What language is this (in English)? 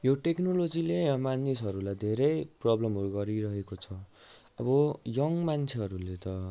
Nepali